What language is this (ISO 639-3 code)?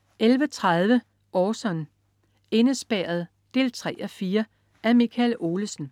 dan